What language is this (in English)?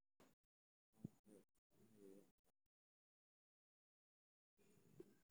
Somali